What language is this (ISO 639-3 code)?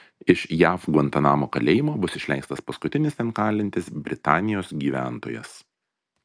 lit